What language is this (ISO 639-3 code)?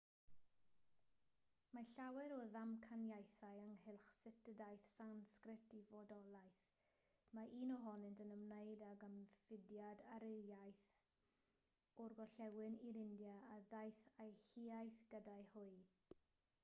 cym